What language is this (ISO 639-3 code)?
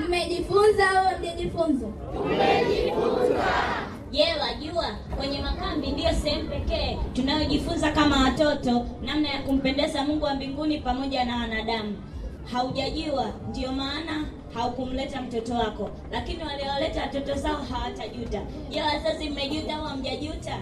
swa